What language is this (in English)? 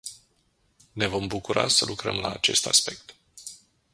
Romanian